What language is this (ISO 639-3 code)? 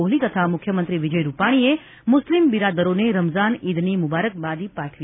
guj